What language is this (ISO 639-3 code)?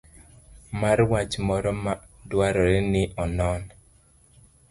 luo